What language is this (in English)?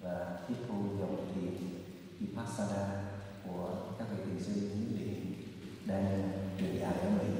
Vietnamese